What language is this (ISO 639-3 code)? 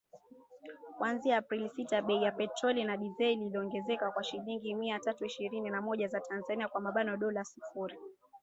swa